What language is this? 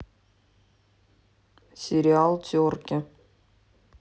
Russian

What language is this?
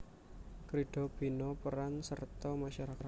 Javanese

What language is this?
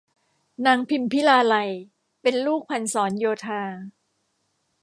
Thai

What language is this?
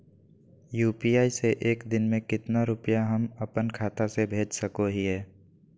Magahi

